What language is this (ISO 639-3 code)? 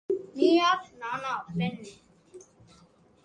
tam